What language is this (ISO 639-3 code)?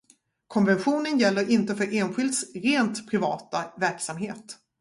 swe